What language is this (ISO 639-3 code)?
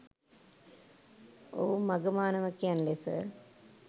sin